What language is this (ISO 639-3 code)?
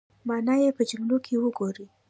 pus